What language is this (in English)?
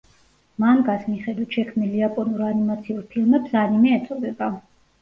Georgian